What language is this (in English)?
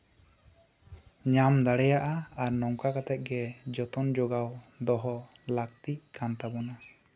Santali